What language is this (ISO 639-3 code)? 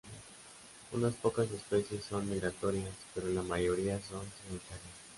spa